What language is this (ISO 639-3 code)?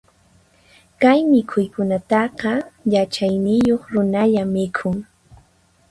qxp